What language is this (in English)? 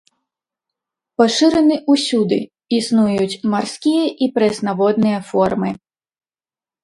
Belarusian